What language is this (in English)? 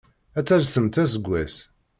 Kabyle